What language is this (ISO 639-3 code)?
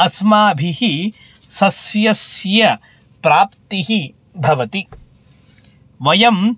san